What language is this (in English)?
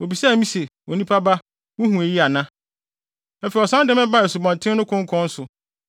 Akan